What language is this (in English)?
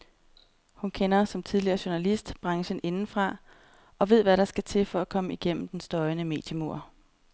Danish